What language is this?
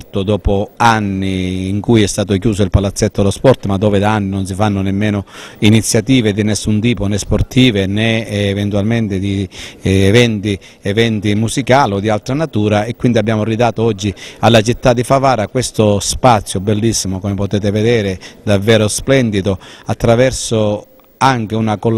Italian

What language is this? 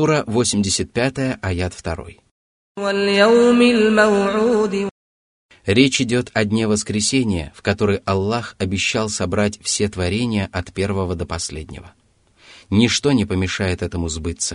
Russian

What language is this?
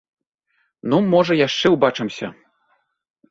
Belarusian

